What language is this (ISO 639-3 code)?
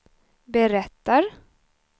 swe